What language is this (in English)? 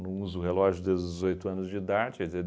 Portuguese